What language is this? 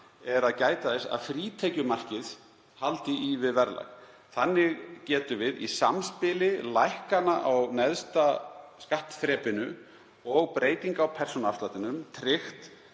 Icelandic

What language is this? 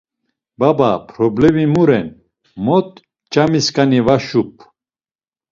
Laz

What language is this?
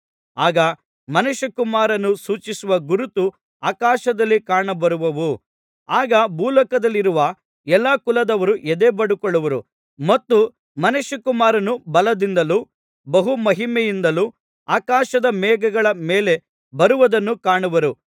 Kannada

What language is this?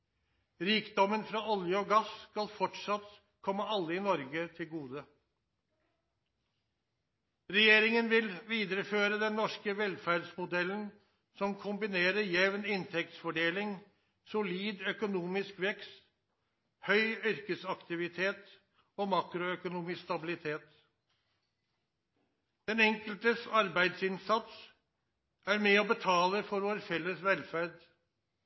Norwegian Nynorsk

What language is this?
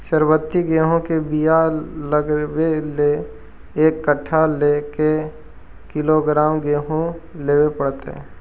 Magahi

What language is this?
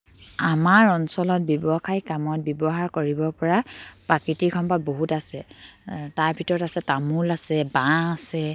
Assamese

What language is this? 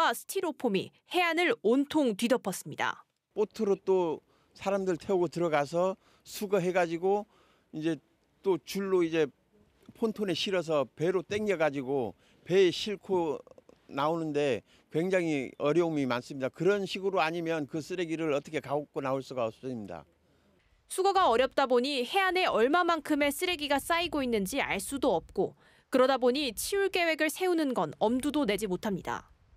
Korean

